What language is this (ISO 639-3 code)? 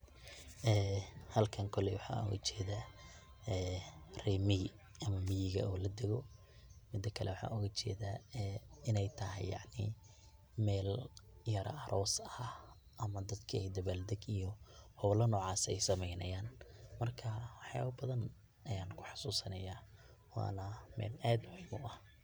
som